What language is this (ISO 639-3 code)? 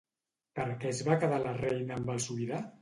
cat